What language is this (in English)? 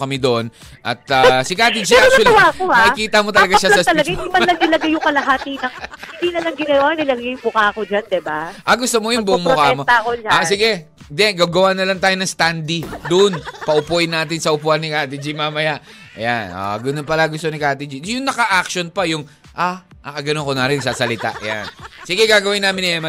Filipino